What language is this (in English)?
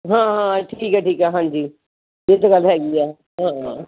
Punjabi